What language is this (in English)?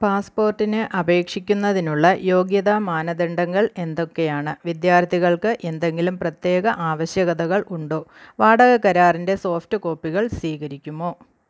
Malayalam